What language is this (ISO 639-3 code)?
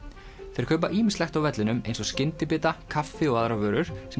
isl